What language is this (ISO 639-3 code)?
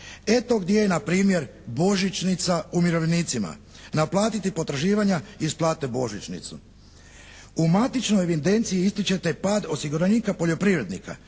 hrv